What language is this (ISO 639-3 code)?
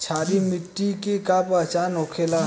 bho